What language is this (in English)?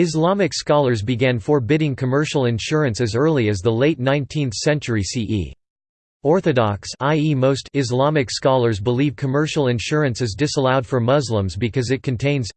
English